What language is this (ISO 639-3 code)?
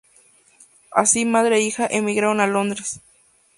spa